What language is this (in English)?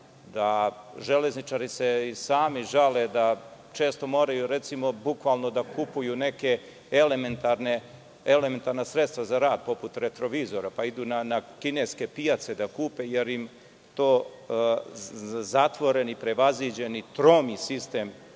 Serbian